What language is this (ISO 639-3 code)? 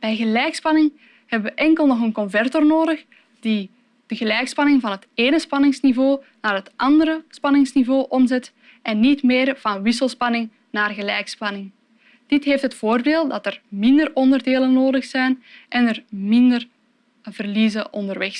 nld